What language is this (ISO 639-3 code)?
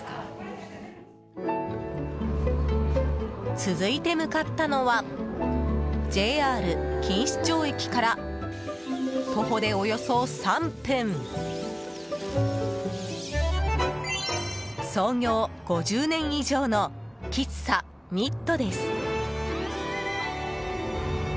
jpn